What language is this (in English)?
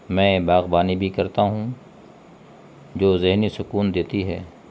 Urdu